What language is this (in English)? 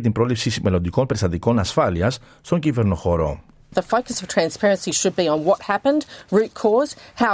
Greek